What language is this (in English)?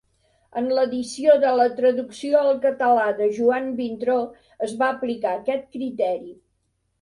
Catalan